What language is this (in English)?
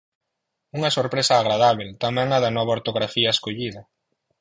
Galician